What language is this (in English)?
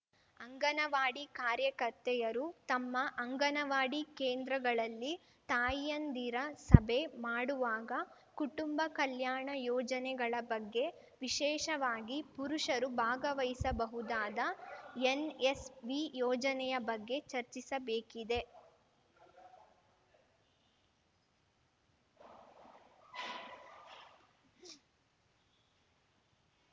Kannada